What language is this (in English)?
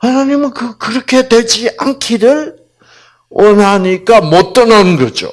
Korean